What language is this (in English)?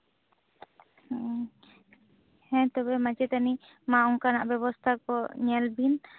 Santali